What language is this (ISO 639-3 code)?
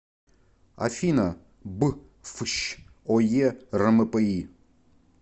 rus